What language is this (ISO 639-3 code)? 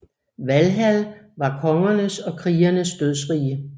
dan